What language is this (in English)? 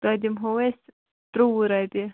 Kashmiri